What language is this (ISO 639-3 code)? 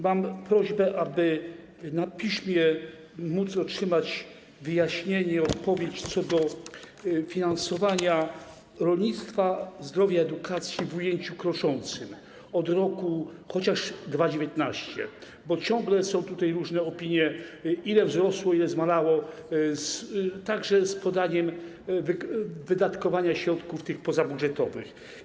pol